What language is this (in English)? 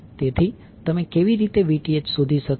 Gujarati